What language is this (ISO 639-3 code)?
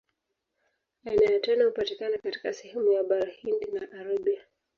swa